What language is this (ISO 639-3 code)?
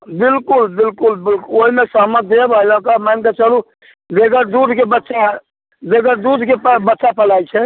mai